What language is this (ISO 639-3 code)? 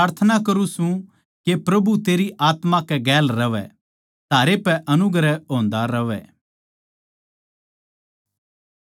bgc